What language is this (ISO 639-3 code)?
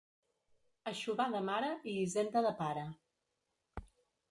cat